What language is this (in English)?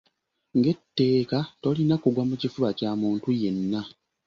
Ganda